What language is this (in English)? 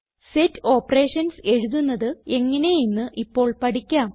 Malayalam